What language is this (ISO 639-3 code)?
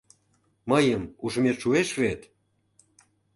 chm